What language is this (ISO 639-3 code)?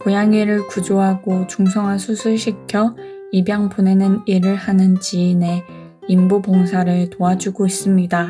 kor